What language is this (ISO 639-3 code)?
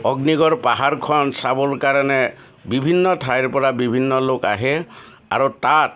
asm